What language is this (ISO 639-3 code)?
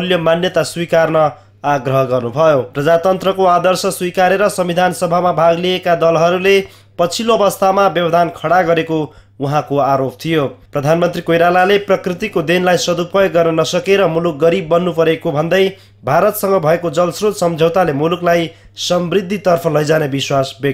tur